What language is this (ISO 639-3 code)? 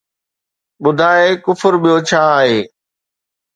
snd